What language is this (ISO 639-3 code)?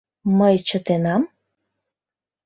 chm